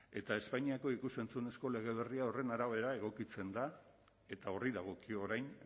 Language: Basque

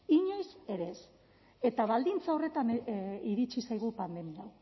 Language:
Basque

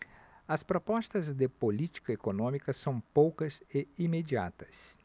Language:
Portuguese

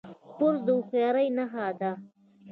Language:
Pashto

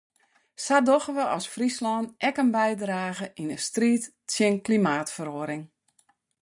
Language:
Western Frisian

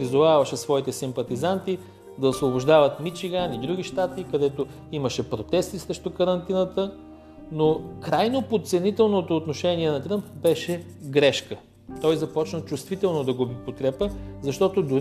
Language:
Bulgarian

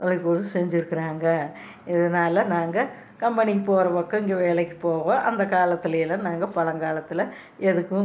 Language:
Tamil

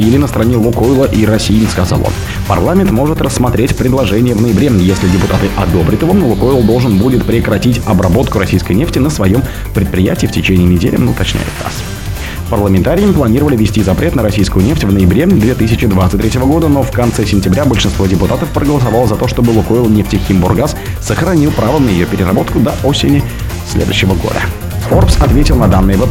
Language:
Russian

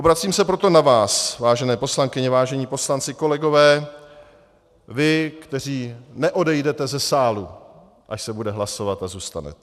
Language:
Czech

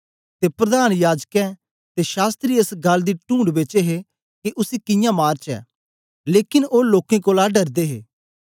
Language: Dogri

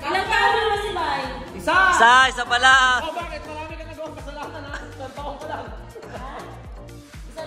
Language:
Indonesian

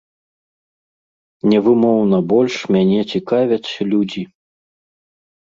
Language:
Belarusian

